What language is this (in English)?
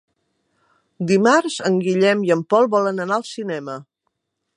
Catalan